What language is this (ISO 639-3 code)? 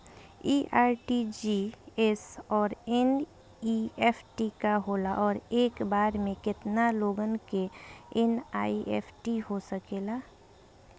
bho